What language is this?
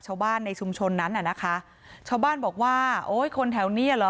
Thai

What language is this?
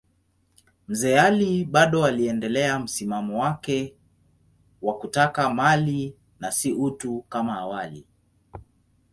Swahili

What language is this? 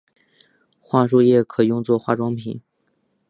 Chinese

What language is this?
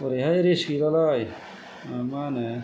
Bodo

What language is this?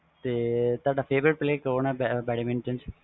Punjabi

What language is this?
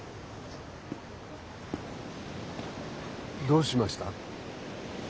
Japanese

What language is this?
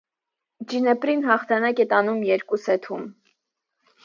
Armenian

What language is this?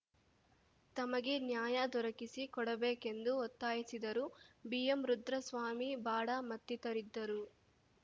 Kannada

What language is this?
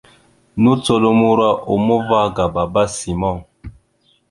Mada (Cameroon)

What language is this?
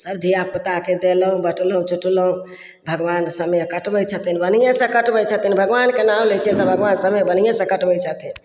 Maithili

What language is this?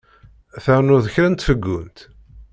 Kabyle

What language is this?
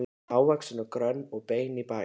Icelandic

